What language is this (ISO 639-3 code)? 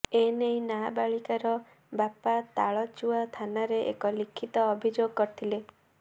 ori